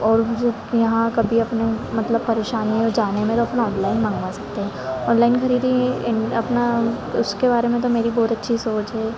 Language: Hindi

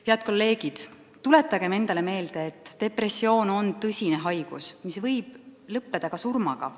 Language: Estonian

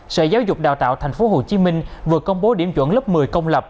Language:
Vietnamese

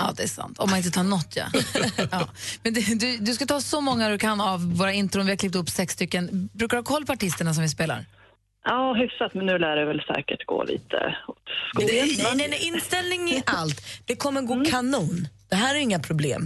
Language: Swedish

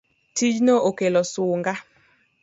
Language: Luo (Kenya and Tanzania)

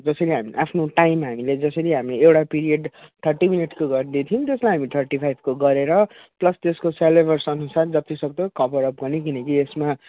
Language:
Nepali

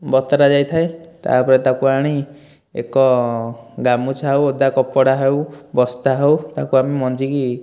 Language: Odia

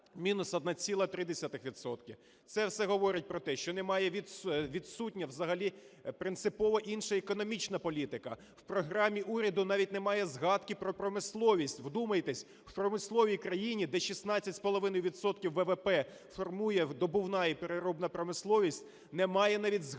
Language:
Ukrainian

